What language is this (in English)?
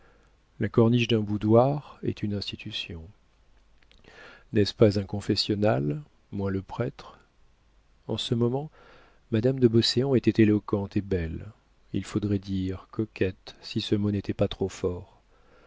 French